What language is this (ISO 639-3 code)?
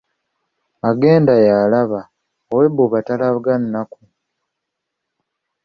lug